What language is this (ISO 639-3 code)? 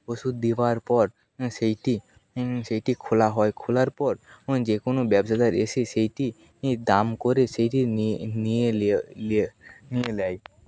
ben